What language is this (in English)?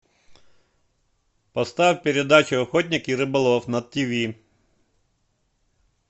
Russian